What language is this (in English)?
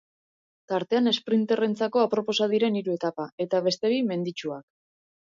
Basque